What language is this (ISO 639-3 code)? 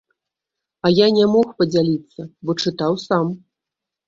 bel